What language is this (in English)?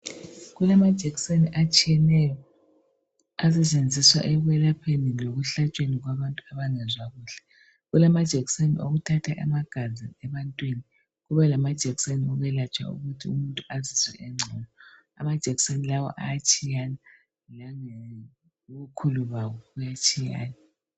North Ndebele